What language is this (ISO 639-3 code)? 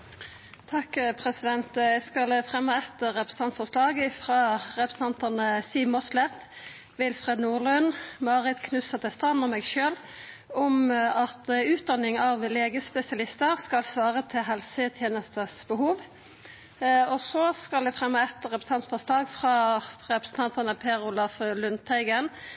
nno